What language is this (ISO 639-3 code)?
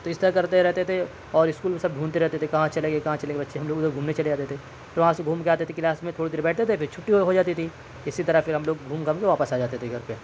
urd